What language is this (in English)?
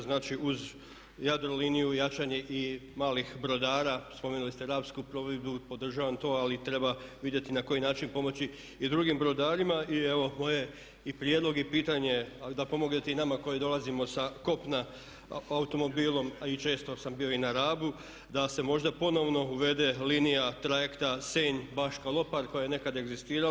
Croatian